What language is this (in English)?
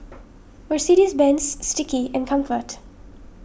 English